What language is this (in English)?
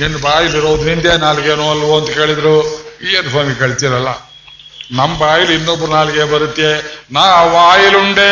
Kannada